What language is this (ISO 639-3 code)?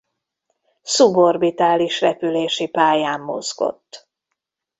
hun